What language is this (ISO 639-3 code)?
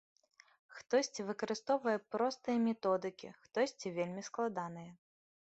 bel